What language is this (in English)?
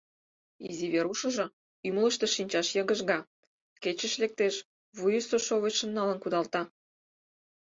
Mari